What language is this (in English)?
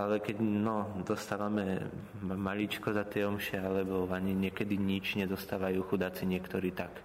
Slovak